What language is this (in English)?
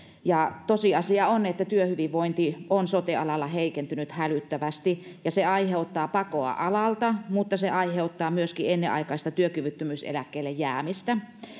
Finnish